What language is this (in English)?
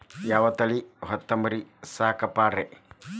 Kannada